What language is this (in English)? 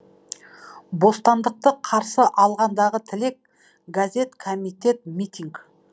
Kazakh